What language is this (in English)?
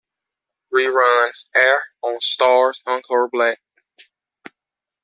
English